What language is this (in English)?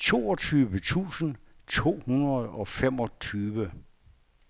Danish